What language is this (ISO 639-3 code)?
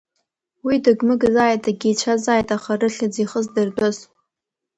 abk